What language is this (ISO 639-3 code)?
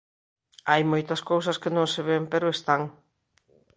glg